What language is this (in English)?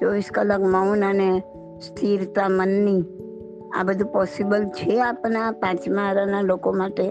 Gujarati